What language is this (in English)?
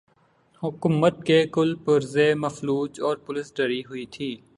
Urdu